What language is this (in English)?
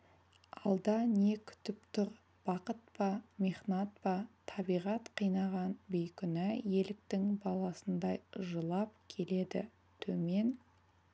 Kazakh